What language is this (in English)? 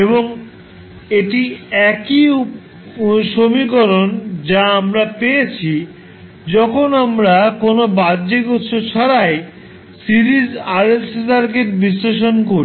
Bangla